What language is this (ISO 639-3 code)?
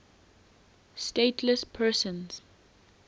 eng